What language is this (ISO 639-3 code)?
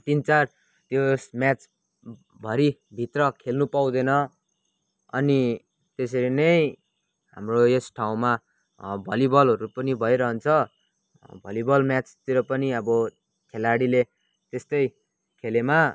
nep